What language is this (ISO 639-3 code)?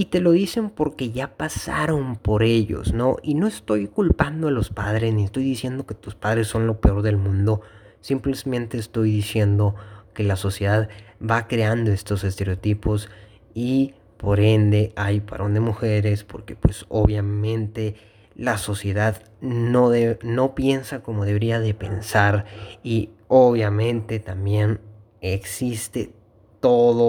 spa